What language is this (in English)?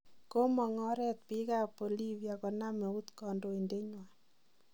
Kalenjin